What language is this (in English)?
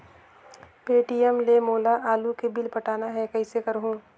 Chhattisgarhi